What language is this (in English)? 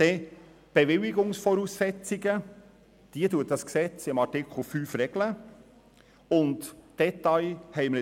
Swiss German